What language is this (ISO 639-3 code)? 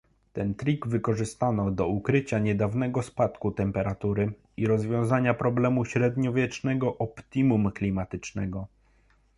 pol